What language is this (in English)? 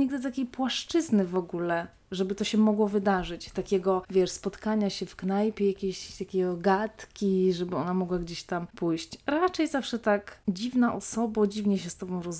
Polish